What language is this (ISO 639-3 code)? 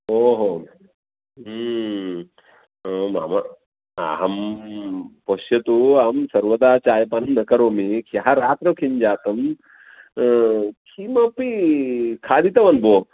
san